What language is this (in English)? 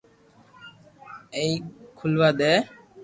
Loarki